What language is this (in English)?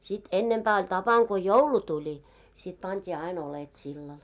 Finnish